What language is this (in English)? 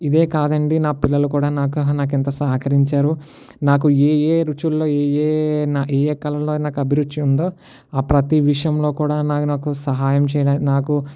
Telugu